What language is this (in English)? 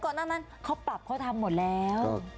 Thai